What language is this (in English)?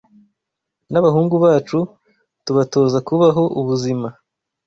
Kinyarwanda